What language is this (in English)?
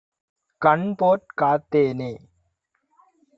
Tamil